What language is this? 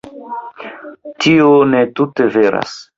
Esperanto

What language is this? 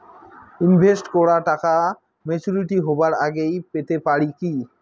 Bangla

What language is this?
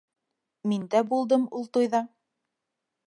Bashkir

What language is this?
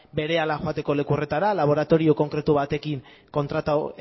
Basque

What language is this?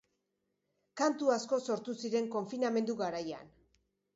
Basque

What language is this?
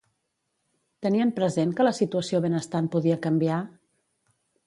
Catalan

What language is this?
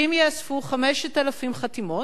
Hebrew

